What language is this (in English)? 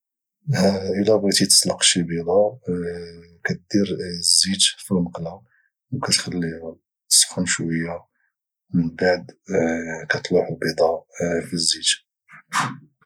Moroccan Arabic